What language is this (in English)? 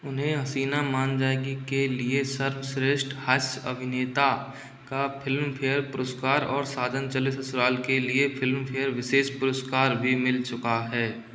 Hindi